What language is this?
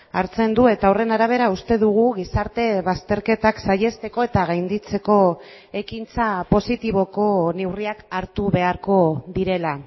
Basque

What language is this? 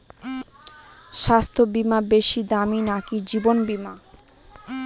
Bangla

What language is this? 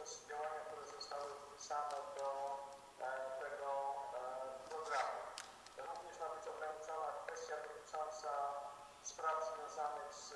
Polish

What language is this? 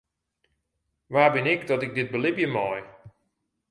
Western Frisian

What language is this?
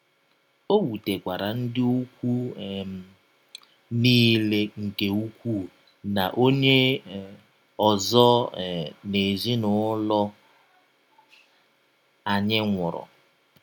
Igbo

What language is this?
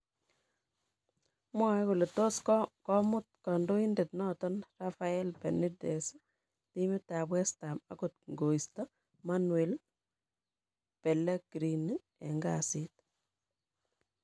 Kalenjin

